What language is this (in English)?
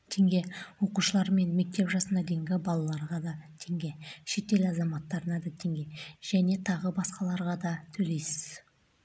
Kazakh